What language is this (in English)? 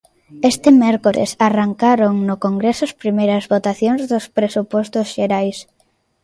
Galician